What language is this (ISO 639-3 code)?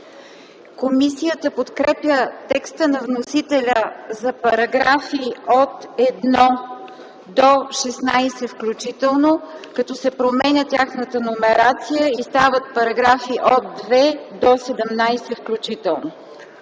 bul